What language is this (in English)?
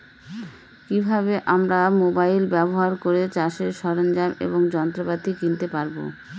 Bangla